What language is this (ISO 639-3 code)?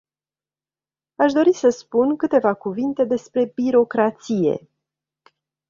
ron